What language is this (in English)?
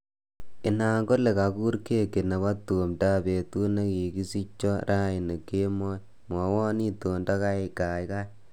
Kalenjin